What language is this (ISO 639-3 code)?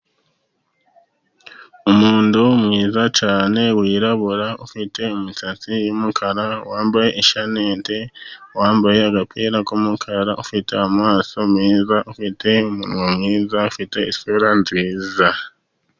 kin